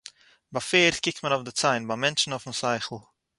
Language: Yiddish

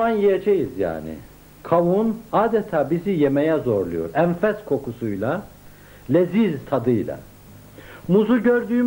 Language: Turkish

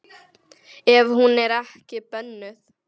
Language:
Icelandic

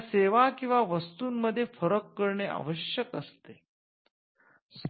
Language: Marathi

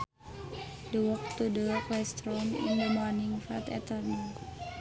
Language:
Sundanese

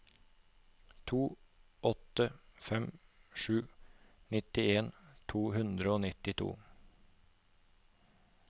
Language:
Norwegian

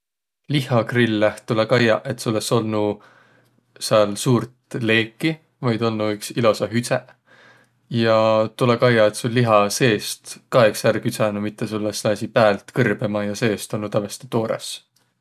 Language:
Võro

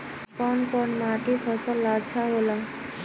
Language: Bhojpuri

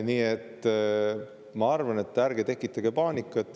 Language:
Estonian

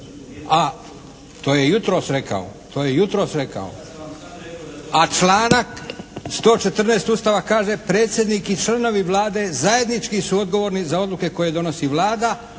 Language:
Croatian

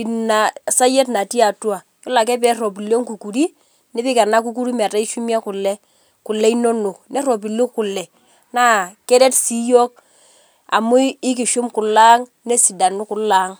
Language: Masai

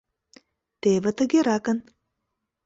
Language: Mari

